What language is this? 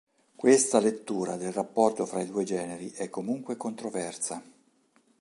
Italian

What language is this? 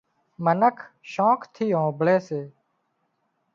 Wadiyara Koli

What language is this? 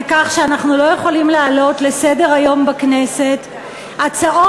Hebrew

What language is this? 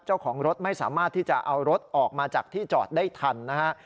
Thai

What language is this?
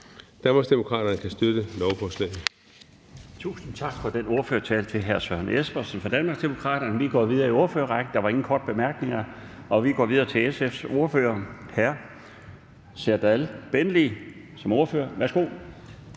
Danish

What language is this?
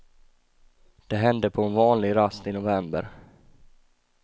Swedish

